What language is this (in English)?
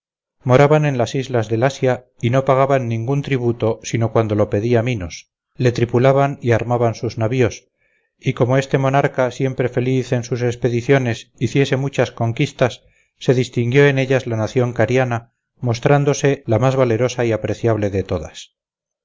Spanish